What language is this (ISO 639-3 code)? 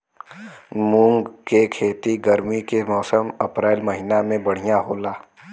bho